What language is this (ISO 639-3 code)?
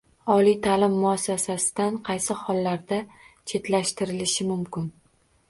uzb